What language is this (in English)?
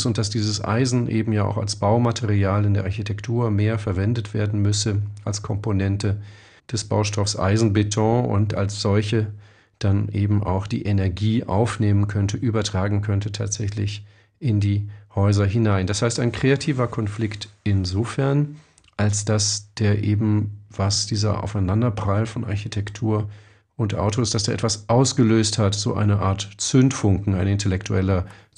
German